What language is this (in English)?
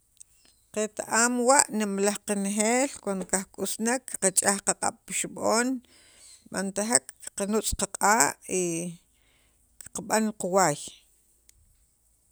Sacapulteco